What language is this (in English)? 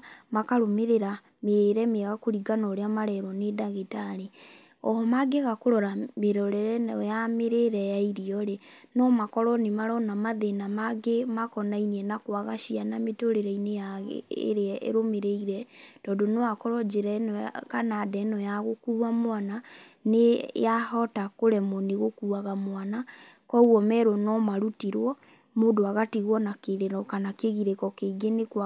Kikuyu